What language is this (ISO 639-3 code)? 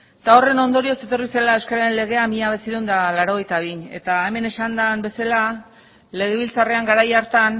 eus